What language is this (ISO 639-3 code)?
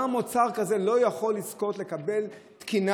heb